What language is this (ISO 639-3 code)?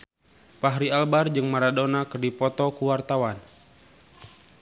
sun